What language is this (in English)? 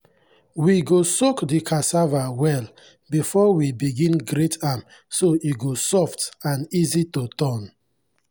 Nigerian Pidgin